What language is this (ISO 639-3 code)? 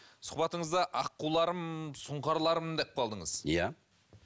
kaz